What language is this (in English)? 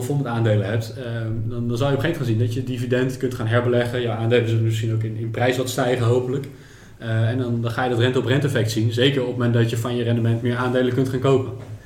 Dutch